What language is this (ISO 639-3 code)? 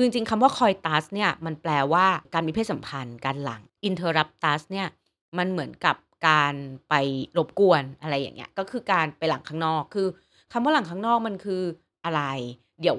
tha